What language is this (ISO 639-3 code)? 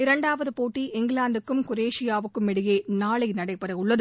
tam